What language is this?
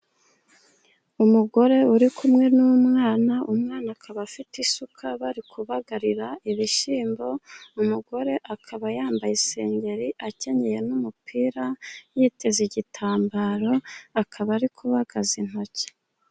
Kinyarwanda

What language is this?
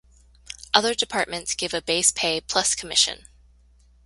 English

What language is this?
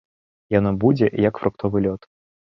Belarusian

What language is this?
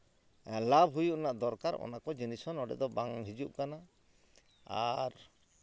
Santali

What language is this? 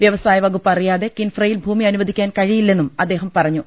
Malayalam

